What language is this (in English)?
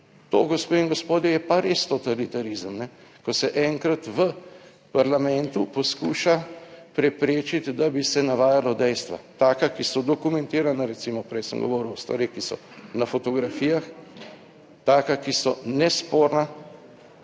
Slovenian